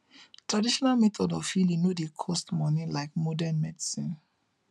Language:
Nigerian Pidgin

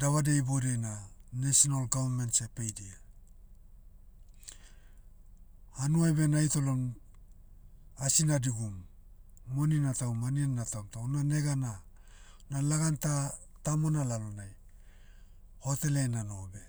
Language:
Motu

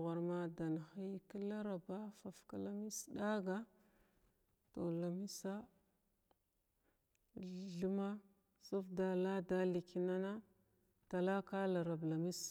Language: Glavda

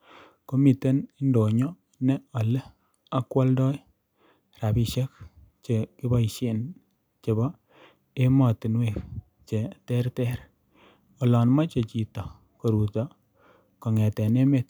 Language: Kalenjin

